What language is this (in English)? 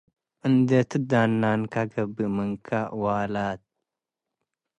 Tigre